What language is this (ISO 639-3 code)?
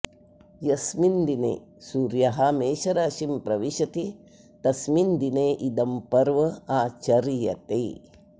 san